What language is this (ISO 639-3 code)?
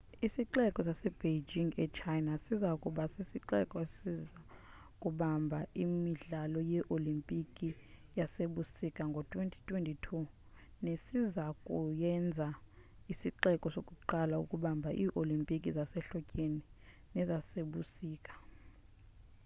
xho